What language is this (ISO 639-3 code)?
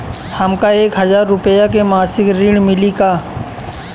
bho